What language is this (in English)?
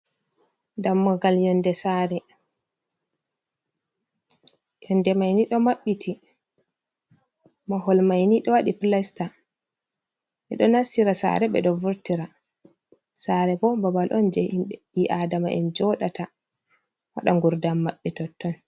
Fula